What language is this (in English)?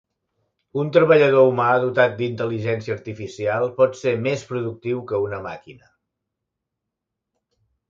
Catalan